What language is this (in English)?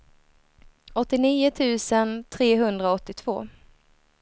Swedish